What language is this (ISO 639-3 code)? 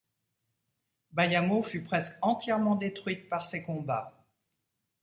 fra